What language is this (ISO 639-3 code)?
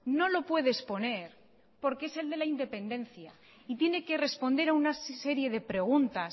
spa